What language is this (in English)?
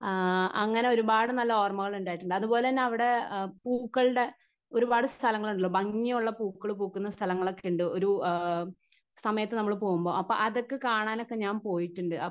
Malayalam